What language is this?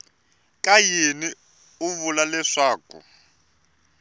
Tsonga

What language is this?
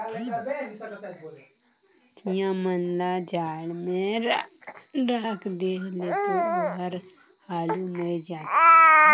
Chhattisgarhi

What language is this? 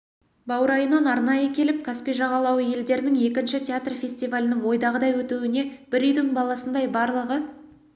Kazakh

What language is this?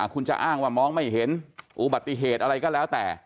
Thai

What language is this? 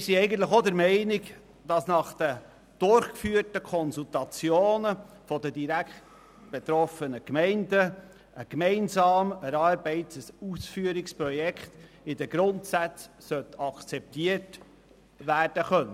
Swiss German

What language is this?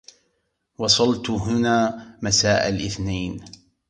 Arabic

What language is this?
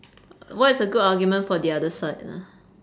English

